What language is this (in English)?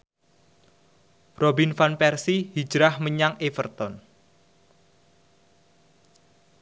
Javanese